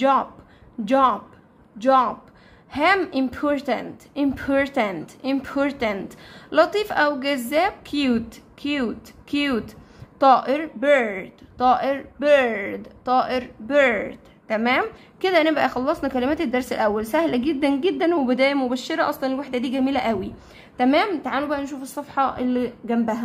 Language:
Arabic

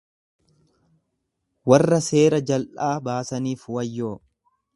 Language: Oromo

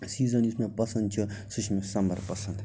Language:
Kashmiri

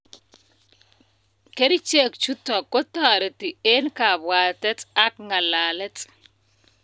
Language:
Kalenjin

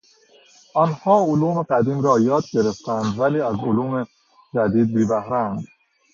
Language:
Persian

